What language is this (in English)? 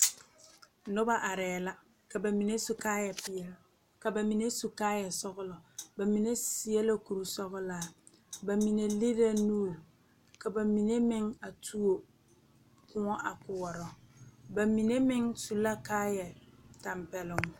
Southern Dagaare